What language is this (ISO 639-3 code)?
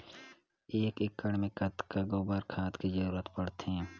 hne